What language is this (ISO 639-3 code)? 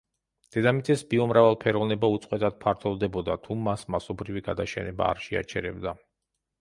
kat